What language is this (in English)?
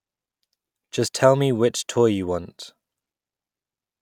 English